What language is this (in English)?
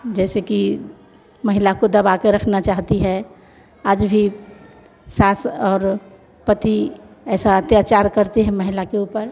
Hindi